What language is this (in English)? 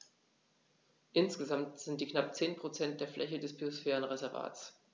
German